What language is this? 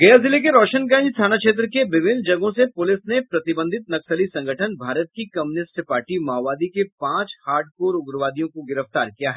Hindi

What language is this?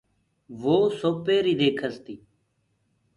Gurgula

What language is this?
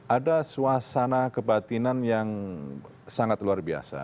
Indonesian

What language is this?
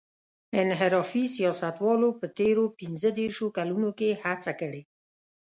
Pashto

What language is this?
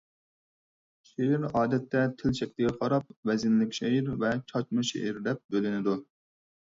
Uyghur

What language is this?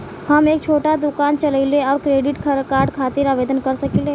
Bhojpuri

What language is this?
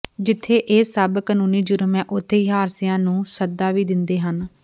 Punjabi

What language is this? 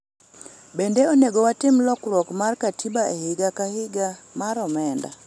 Luo (Kenya and Tanzania)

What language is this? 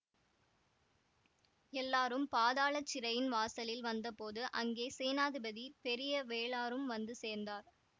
Tamil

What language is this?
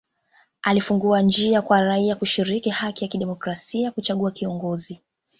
Swahili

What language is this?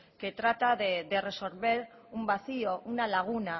Spanish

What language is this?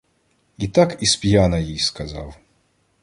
Ukrainian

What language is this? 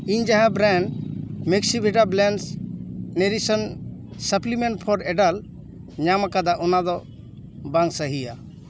Santali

